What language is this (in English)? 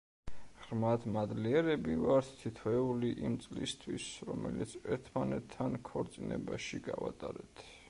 Georgian